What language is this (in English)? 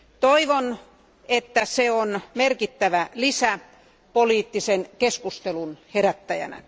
Finnish